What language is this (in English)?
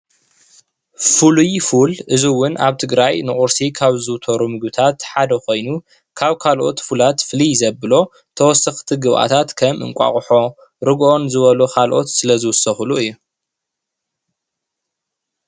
Tigrinya